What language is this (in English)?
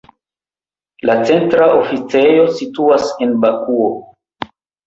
Esperanto